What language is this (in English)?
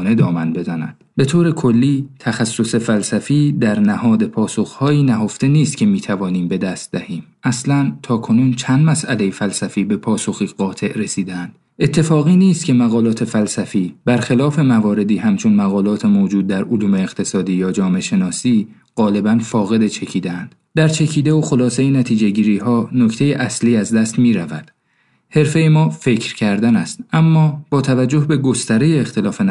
Persian